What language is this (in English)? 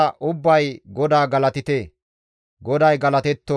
Gamo